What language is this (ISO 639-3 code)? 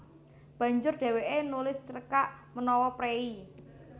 jav